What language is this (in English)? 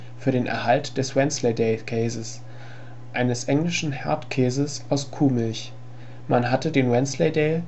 German